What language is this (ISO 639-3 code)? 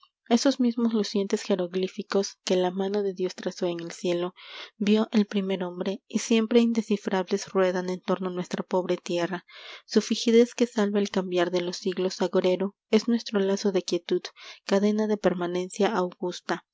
spa